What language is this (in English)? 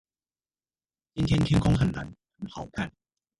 Chinese